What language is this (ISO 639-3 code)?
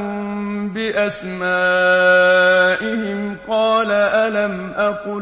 ara